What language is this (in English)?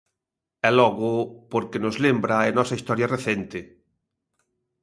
Galician